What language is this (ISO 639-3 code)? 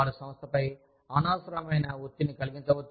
tel